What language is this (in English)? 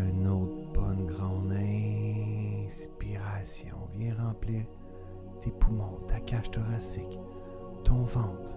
French